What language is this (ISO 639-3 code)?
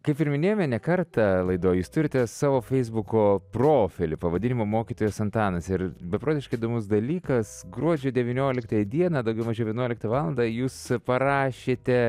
lit